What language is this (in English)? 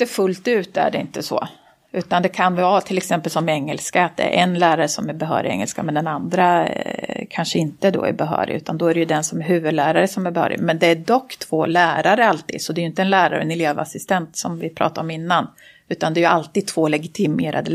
Swedish